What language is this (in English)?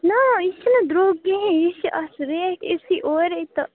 Kashmiri